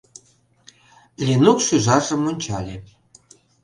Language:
Mari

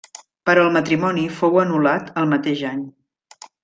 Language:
Catalan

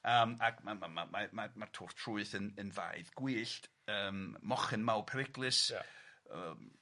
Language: Welsh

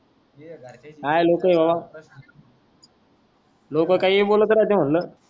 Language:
Marathi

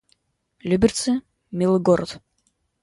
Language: Russian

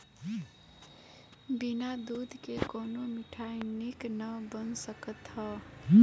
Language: Bhojpuri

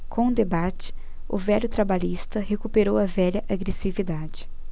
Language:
Portuguese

